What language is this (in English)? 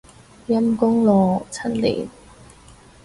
Cantonese